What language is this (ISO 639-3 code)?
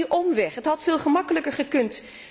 nld